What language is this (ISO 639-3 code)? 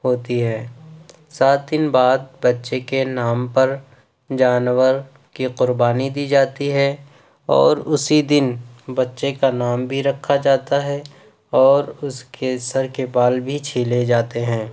urd